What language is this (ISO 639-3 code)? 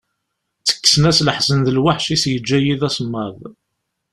kab